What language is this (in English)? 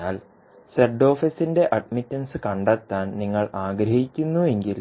Malayalam